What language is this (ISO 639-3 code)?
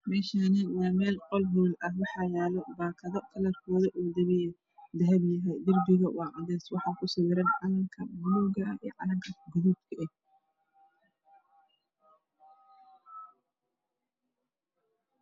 som